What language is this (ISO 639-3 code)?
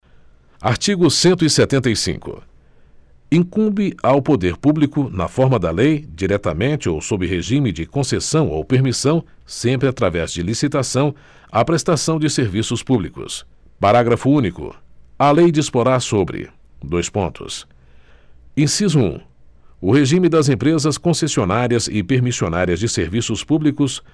por